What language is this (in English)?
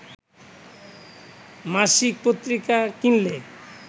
Bangla